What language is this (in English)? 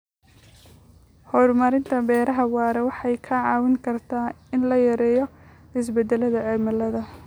Somali